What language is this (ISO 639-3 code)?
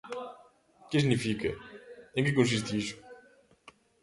glg